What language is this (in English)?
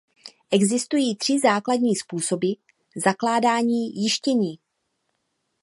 Czech